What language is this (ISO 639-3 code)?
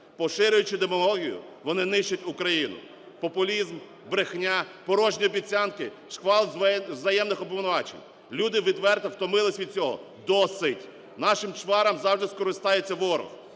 ukr